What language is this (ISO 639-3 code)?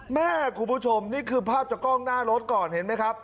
tha